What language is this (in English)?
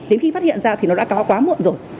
Vietnamese